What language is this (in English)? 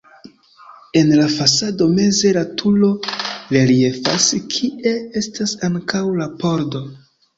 Esperanto